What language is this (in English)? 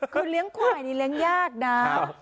Thai